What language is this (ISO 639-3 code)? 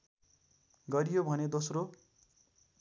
nep